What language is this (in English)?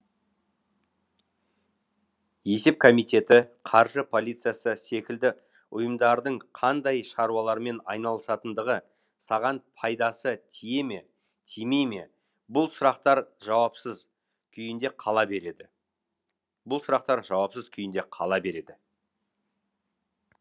Kazakh